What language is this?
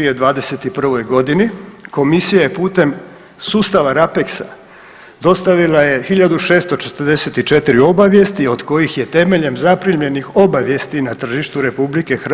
Croatian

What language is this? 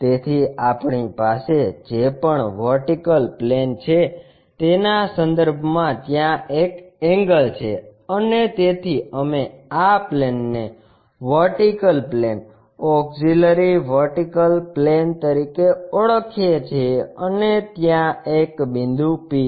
Gujarati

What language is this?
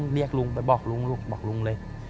Thai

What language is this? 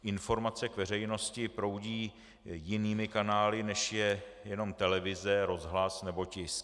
Czech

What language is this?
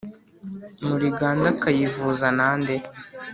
Kinyarwanda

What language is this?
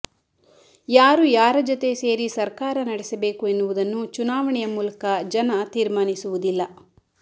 Kannada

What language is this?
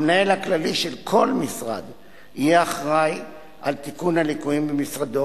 Hebrew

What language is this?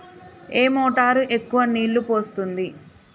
Telugu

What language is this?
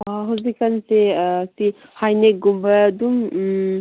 Manipuri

